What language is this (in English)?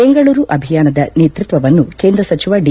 Kannada